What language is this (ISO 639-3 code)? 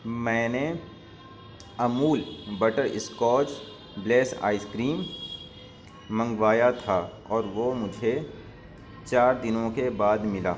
urd